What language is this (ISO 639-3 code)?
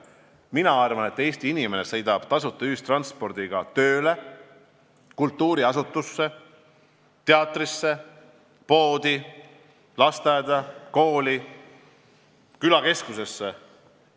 est